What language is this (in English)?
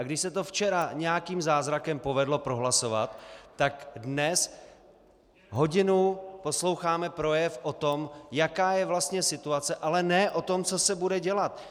Czech